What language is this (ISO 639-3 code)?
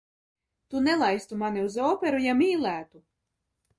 lav